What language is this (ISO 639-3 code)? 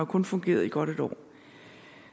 dan